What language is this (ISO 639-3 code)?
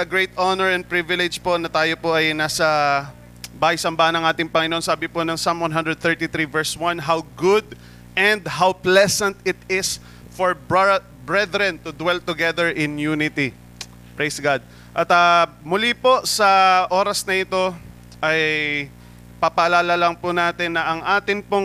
fil